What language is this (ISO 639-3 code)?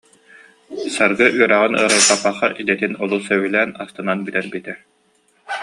sah